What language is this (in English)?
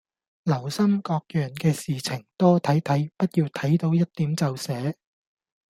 Cantonese